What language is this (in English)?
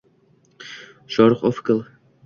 Uzbek